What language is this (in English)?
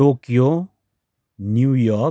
Nepali